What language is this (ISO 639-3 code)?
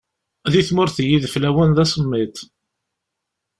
kab